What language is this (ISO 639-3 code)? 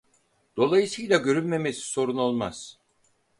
tur